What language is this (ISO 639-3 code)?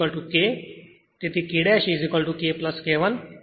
guj